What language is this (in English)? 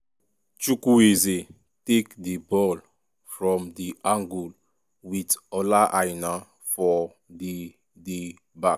Nigerian Pidgin